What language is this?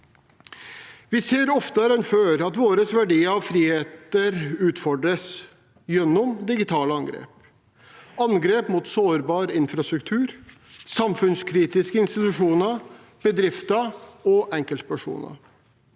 Norwegian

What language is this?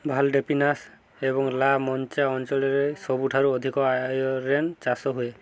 Odia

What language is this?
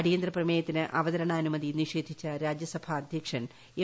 Malayalam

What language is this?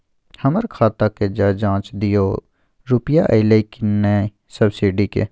Maithili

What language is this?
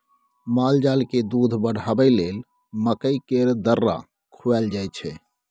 Maithili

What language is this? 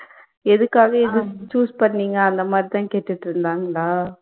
Tamil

